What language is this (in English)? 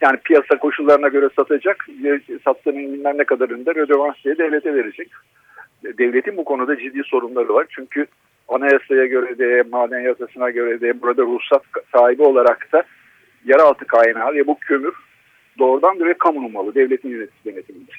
Turkish